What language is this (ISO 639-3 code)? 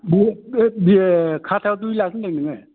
brx